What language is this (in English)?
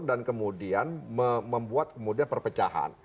Indonesian